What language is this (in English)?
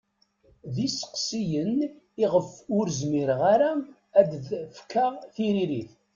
Kabyle